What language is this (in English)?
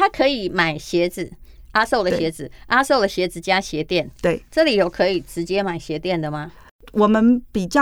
Chinese